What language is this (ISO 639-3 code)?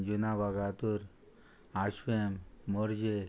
kok